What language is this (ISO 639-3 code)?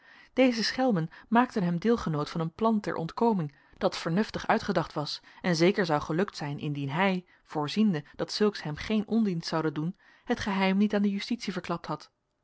nld